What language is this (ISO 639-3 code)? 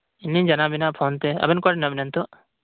sat